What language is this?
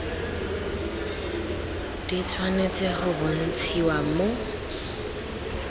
Tswana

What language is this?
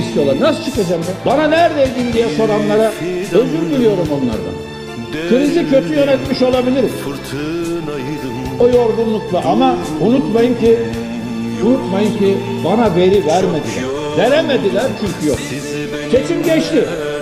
Turkish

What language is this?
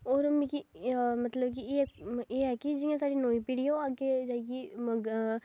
Dogri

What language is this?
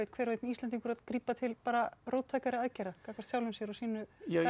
Icelandic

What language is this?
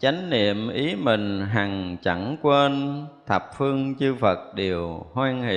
Vietnamese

